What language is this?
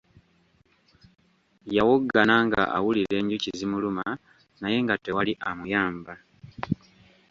Ganda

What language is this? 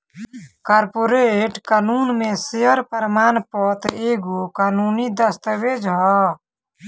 Bhojpuri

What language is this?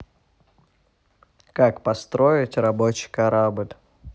Russian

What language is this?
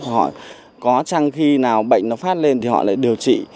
Vietnamese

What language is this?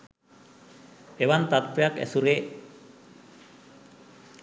Sinhala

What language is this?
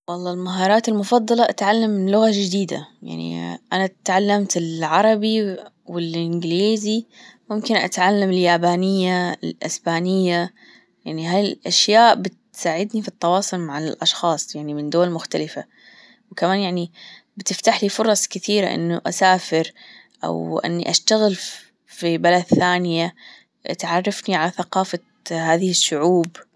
Gulf Arabic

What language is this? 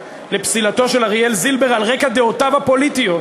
Hebrew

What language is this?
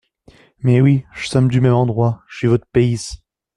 French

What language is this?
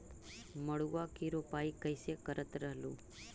Magahi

